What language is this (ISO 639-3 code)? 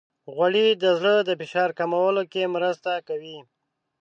pus